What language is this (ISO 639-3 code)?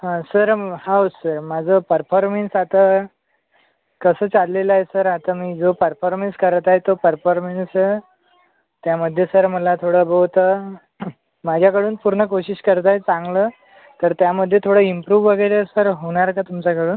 mar